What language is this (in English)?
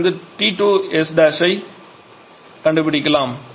Tamil